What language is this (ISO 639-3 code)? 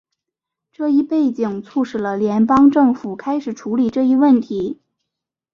zho